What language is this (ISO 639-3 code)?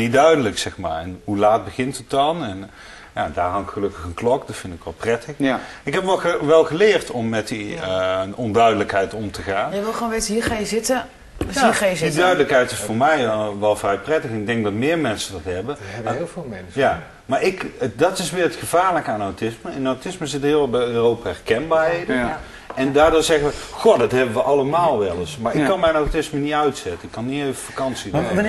nld